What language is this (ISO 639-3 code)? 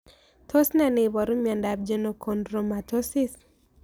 kln